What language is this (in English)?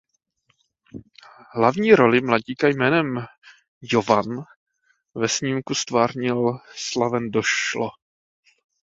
Czech